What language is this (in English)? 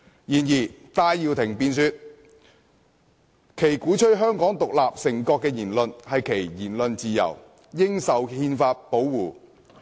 Cantonese